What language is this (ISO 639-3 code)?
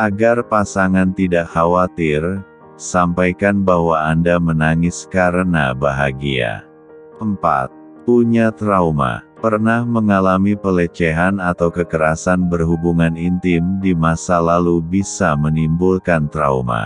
ind